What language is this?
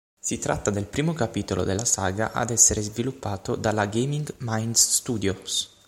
Italian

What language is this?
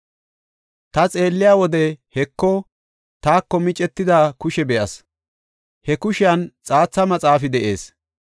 Gofa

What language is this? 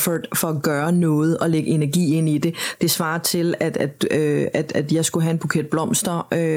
Danish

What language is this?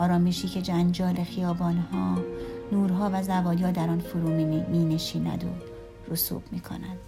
Persian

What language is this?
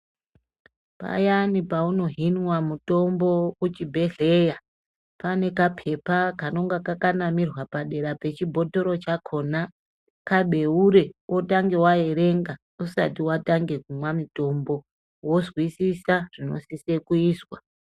Ndau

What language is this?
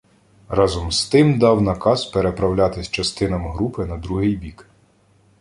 Ukrainian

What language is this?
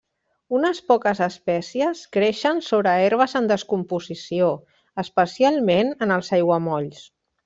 Catalan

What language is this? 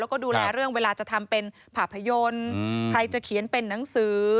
Thai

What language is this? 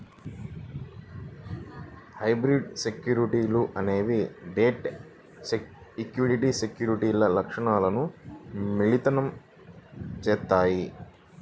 Telugu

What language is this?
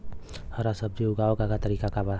Bhojpuri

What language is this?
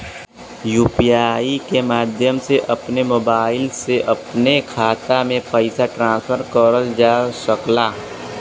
Bhojpuri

